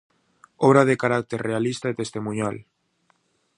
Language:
Galician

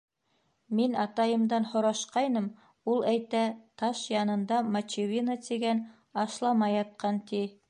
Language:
Bashkir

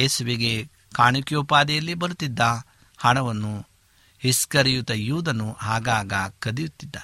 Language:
Kannada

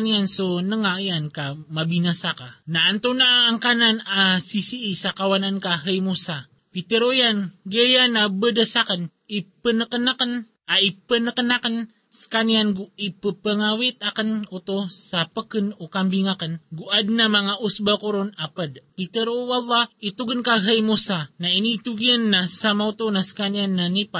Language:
Filipino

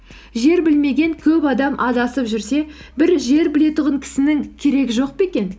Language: Kazakh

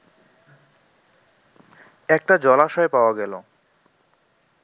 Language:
Bangla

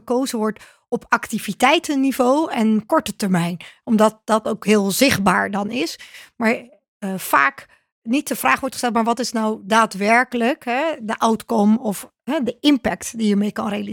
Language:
Dutch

